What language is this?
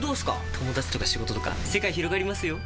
Japanese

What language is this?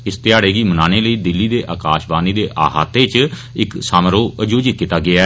Dogri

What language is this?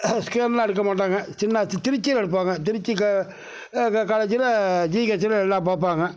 Tamil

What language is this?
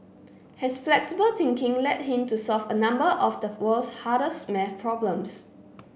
English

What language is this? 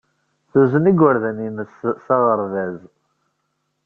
Kabyle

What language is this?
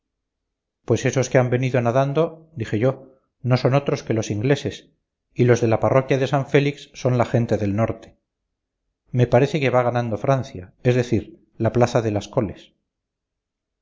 Spanish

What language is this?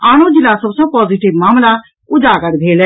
Maithili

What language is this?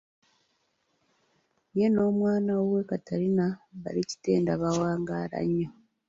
Ganda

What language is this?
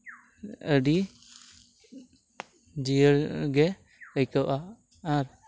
Santali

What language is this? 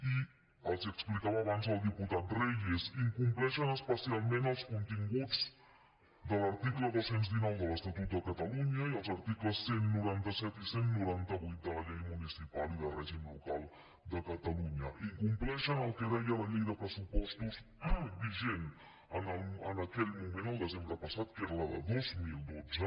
Catalan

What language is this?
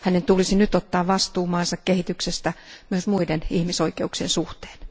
Finnish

